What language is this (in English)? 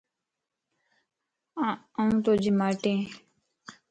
Lasi